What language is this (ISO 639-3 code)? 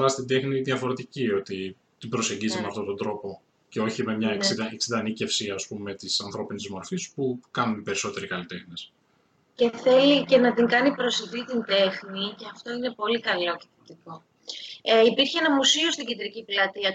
ell